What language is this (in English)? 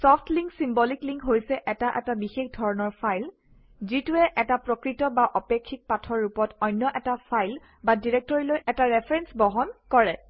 Assamese